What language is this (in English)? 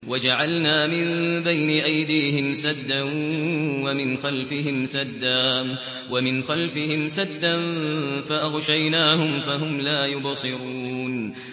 Arabic